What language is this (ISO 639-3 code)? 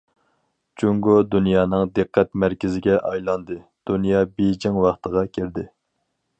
uig